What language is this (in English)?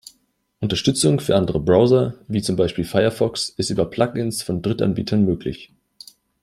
German